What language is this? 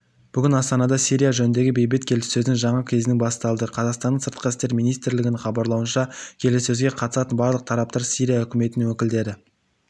Kazakh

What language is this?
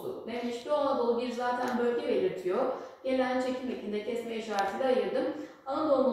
Turkish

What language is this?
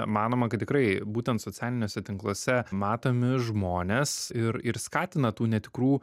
Lithuanian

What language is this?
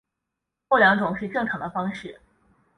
Chinese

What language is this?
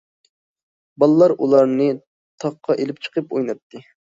Uyghur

